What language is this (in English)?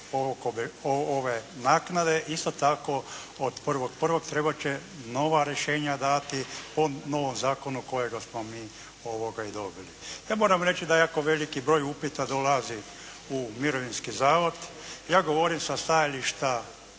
Croatian